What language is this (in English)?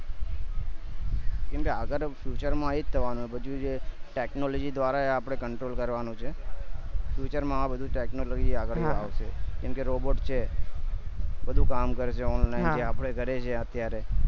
Gujarati